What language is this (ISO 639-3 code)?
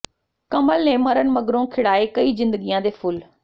pan